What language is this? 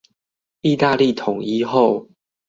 Chinese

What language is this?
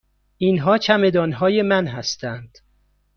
Persian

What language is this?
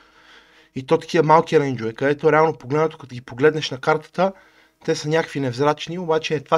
Bulgarian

